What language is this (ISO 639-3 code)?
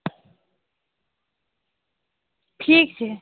mai